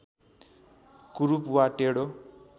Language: Nepali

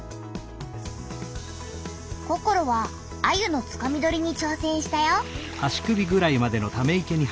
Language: Japanese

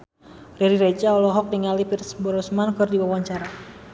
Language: Sundanese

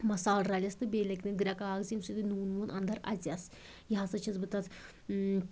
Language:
Kashmiri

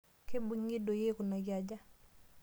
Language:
Masai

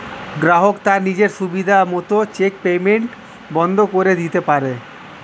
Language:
Bangla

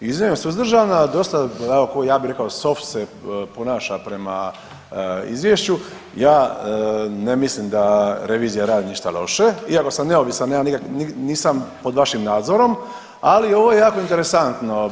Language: Croatian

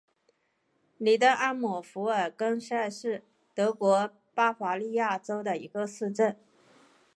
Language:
Chinese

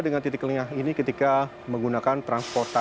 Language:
Indonesian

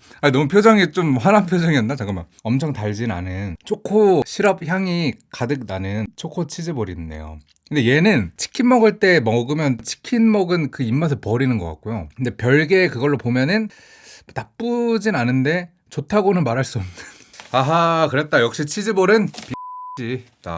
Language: Korean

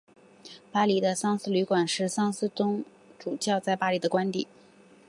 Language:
Chinese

